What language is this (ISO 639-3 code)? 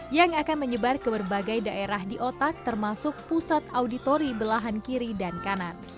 ind